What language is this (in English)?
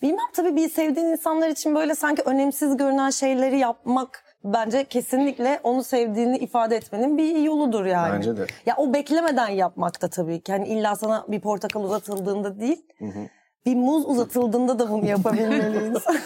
Turkish